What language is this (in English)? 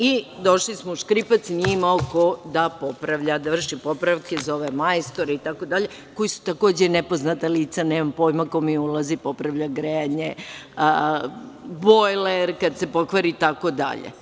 Serbian